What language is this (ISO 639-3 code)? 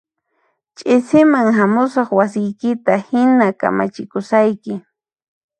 qxp